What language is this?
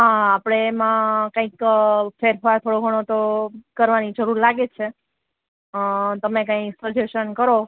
Gujarati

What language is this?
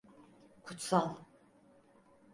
Turkish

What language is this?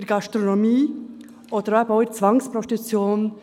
Swiss German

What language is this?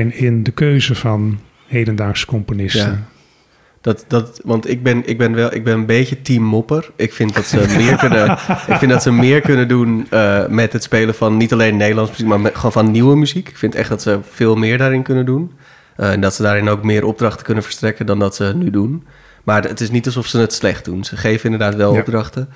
Dutch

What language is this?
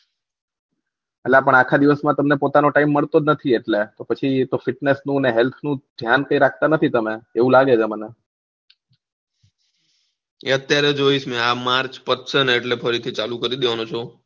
Gujarati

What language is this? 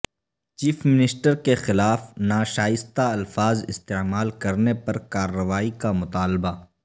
Urdu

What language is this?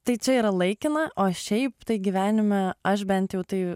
Lithuanian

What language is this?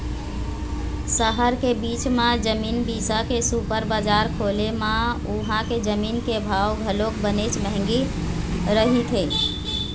Chhattisgarhi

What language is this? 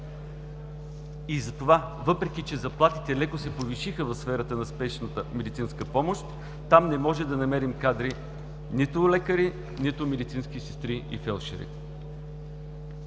Bulgarian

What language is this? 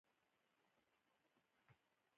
Pashto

